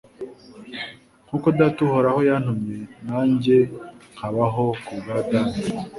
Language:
Kinyarwanda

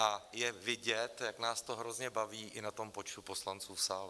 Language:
Czech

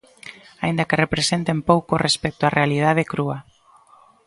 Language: Galician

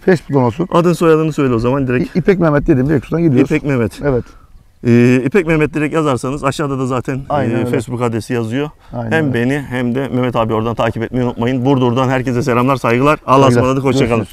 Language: Turkish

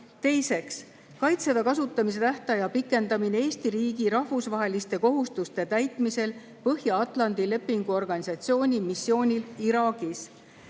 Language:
Estonian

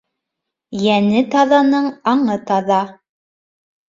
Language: Bashkir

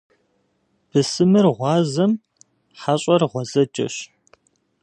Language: Kabardian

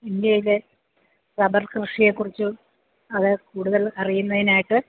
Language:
Malayalam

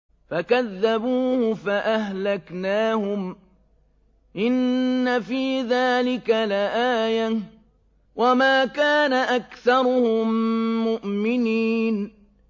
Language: Arabic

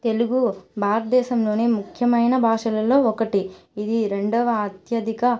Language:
Telugu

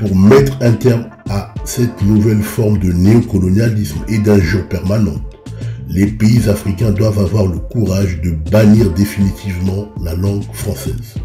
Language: French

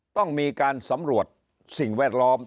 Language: Thai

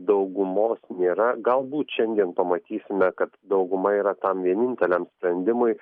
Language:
Lithuanian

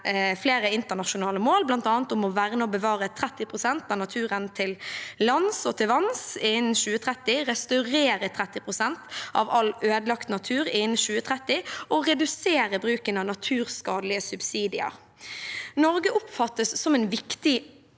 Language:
Norwegian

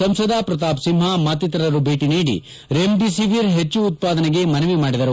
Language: Kannada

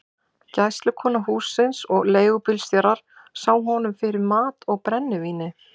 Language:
Icelandic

